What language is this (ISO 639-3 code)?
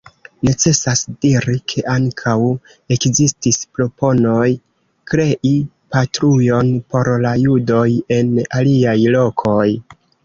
epo